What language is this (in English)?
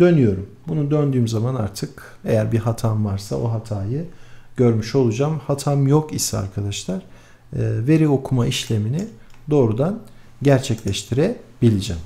Turkish